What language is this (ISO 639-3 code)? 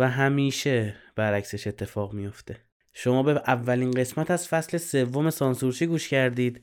fas